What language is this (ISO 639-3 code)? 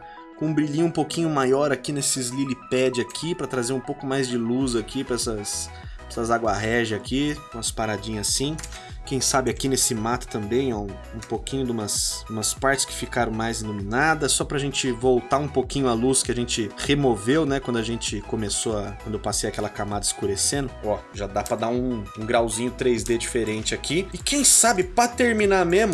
por